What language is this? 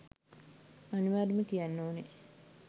Sinhala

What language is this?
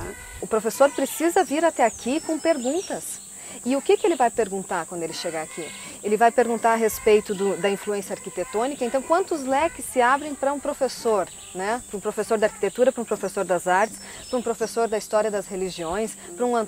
Portuguese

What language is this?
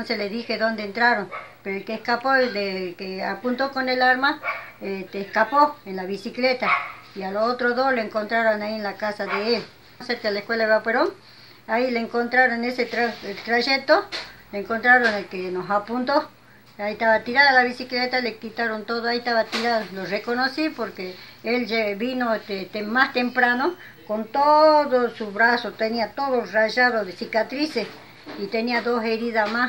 Spanish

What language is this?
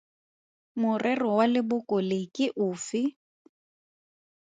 Tswana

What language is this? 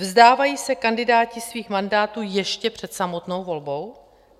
Czech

